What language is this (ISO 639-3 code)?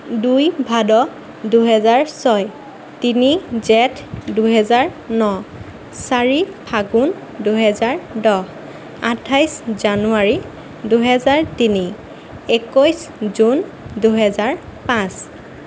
asm